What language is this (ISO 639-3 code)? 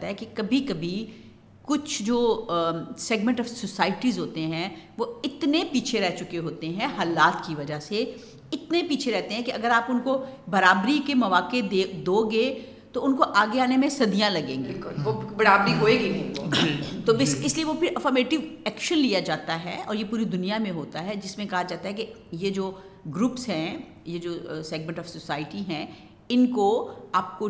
urd